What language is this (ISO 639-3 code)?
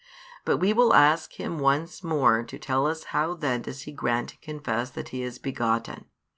eng